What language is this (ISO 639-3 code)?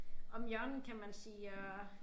dan